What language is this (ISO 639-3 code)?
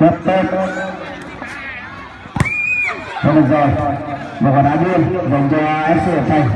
vie